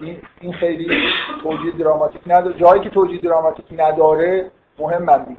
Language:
Persian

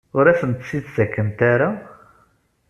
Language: Kabyle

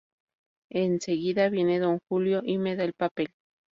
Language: Spanish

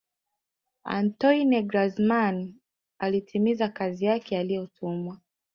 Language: Swahili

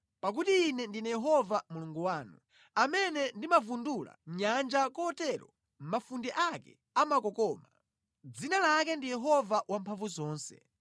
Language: Nyanja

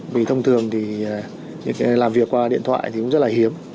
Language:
Vietnamese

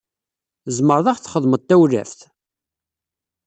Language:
Kabyle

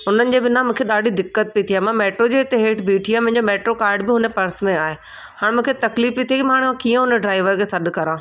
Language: Sindhi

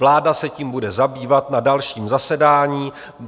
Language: Czech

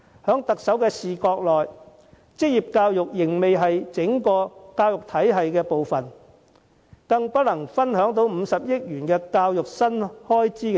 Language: Cantonese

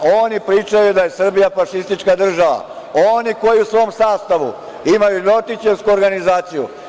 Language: Serbian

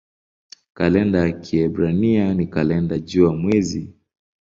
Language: Swahili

